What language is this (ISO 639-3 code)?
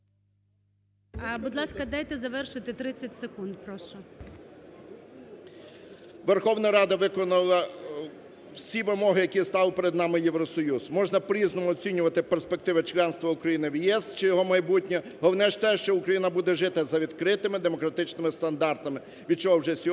ukr